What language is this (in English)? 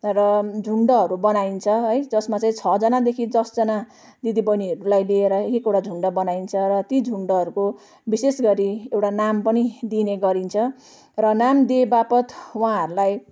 Nepali